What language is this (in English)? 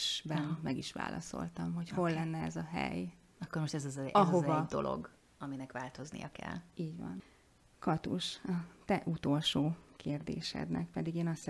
Hungarian